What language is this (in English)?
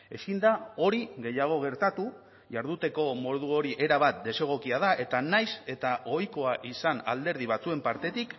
Basque